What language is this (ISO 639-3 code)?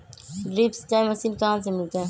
mag